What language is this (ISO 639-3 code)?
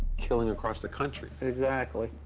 eng